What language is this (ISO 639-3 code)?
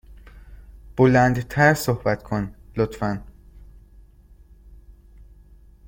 fas